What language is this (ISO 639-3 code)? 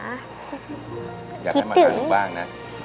tha